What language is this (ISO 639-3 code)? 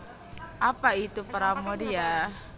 jav